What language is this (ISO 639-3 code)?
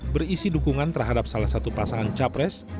ind